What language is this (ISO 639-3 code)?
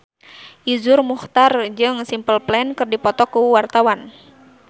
sun